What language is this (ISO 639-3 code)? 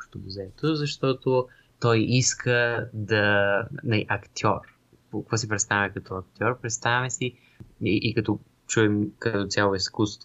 bul